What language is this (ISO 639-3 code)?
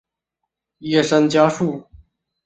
zho